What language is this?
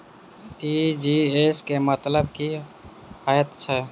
Maithili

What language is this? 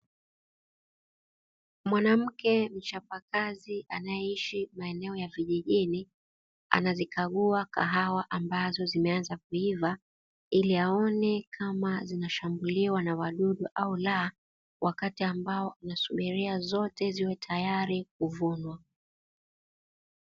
Swahili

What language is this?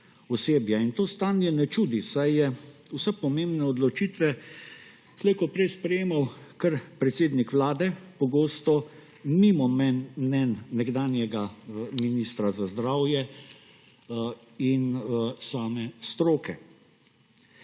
Slovenian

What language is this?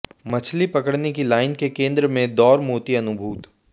Hindi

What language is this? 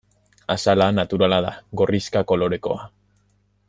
Basque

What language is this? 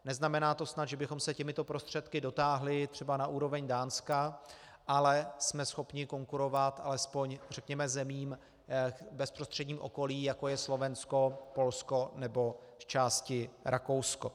Czech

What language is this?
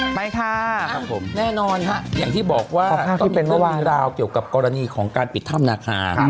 Thai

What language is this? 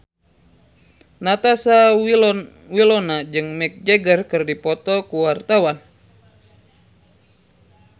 Sundanese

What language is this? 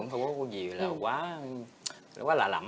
Vietnamese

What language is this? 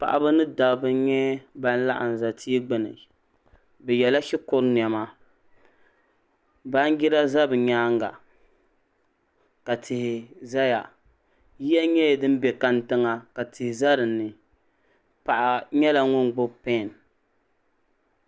Dagbani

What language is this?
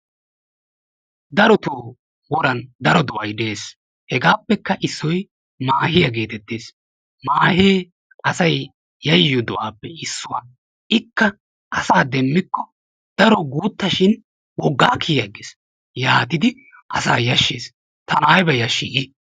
Wolaytta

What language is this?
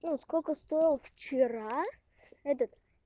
Russian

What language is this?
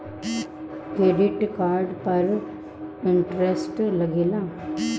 Bhojpuri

